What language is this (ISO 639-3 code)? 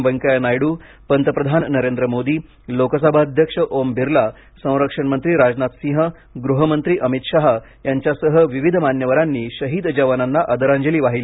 mar